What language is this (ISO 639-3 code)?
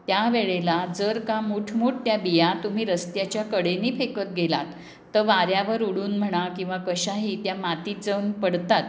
mar